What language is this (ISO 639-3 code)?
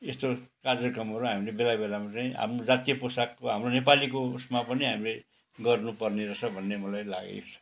nep